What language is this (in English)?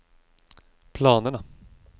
Swedish